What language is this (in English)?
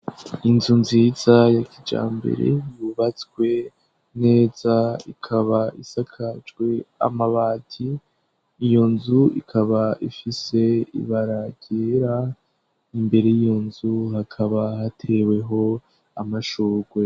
Rundi